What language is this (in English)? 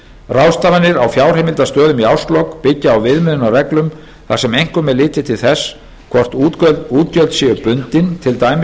Icelandic